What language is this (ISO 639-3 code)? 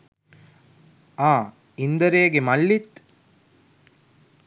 sin